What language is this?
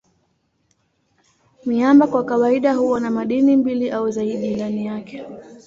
Swahili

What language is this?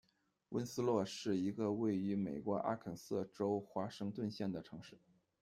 Chinese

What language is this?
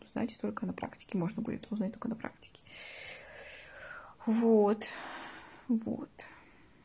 Russian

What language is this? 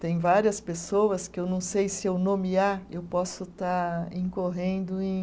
Portuguese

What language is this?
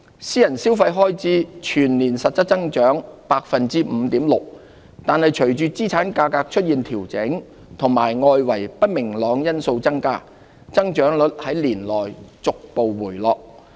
Cantonese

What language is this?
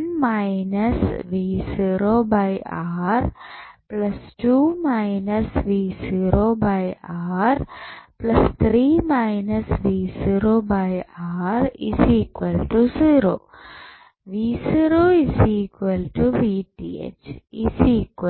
Malayalam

